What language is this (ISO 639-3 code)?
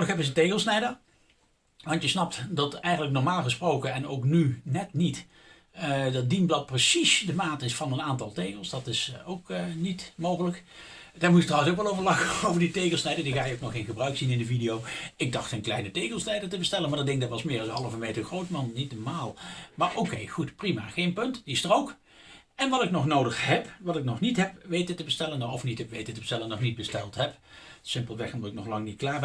nld